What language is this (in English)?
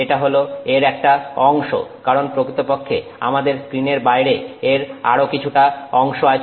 Bangla